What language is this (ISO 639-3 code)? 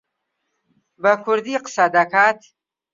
ckb